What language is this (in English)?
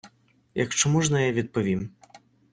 Ukrainian